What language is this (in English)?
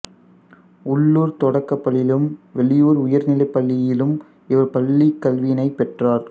Tamil